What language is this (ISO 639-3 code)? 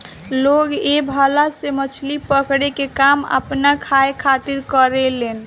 bho